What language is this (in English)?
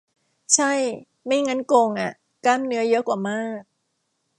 Thai